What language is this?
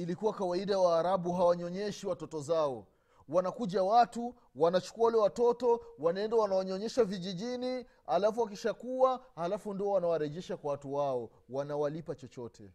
Swahili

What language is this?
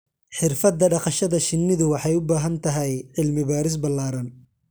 Somali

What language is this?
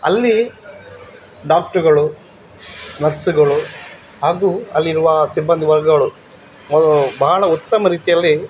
Kannada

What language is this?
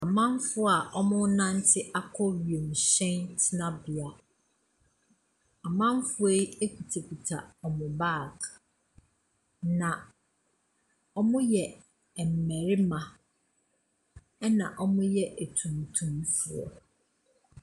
Akan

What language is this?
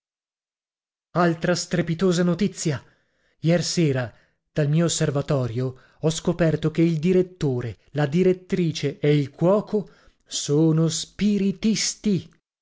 Italian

